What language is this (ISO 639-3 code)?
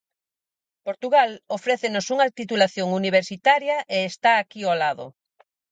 glg